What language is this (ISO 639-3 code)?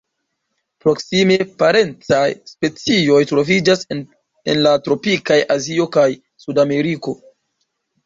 epo